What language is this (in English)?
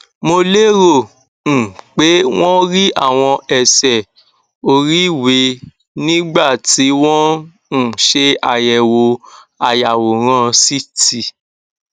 Yoruba